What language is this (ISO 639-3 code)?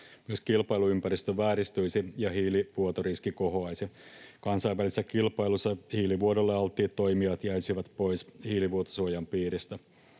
fin